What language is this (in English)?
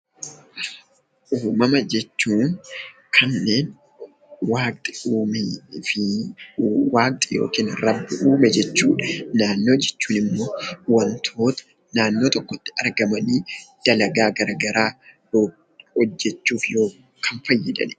Oromo